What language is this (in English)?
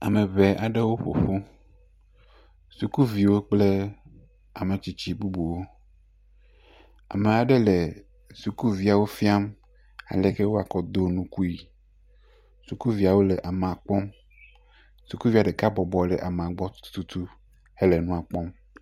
Ewe